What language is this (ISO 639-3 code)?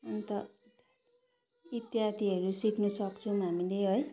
nep